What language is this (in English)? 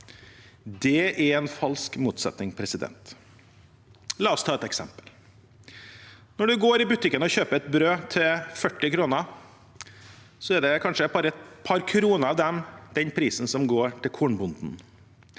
Norwegian